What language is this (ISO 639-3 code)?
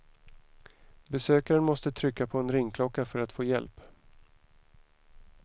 swe